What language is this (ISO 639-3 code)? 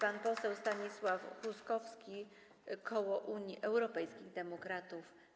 pol